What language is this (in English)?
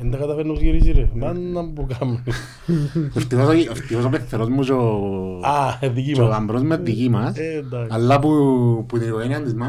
Greek